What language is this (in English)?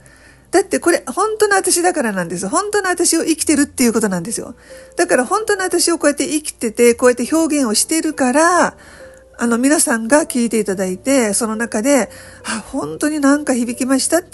Japanese